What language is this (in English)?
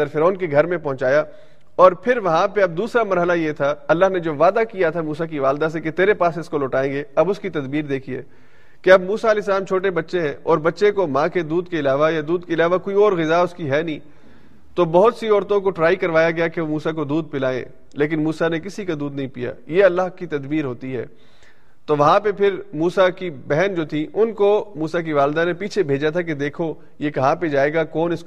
Urdu